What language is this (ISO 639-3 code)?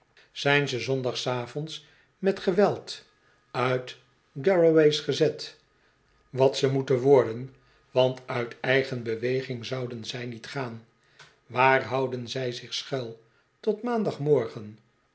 nld